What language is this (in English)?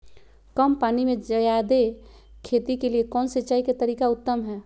Magahi